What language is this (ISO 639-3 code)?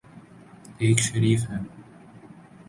urd